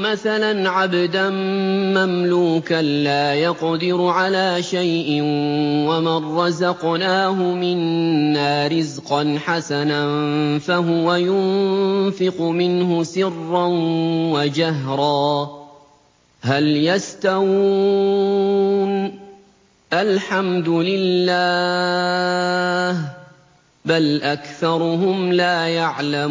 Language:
Arabic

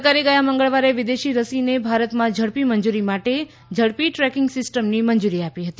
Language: Gujarati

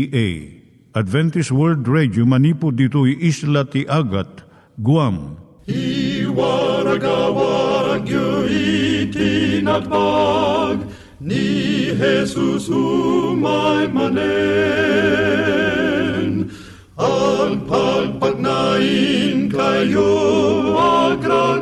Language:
Filipino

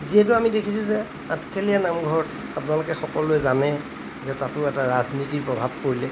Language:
Assamese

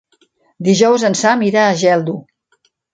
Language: Catalan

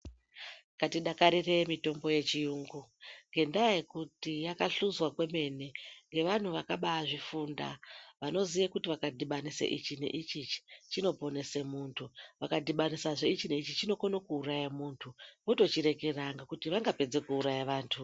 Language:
Ndau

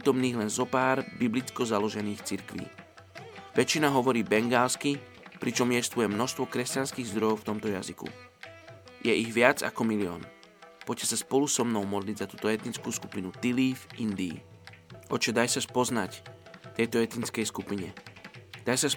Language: Slovak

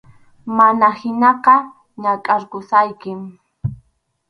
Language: Arequipa-La Unión Quechua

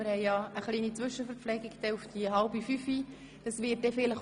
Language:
Swiss German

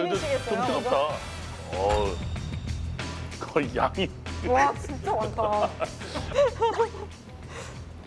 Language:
Korean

